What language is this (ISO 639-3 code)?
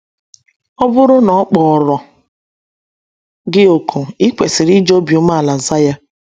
ibo